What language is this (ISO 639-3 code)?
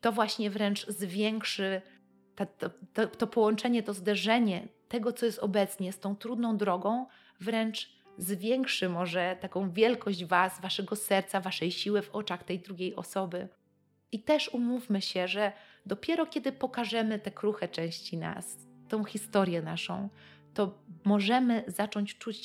pol